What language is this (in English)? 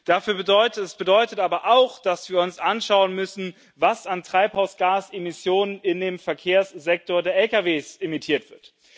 German